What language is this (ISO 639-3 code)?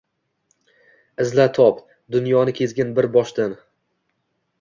uzb